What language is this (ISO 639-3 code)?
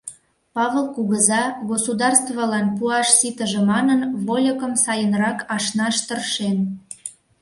chm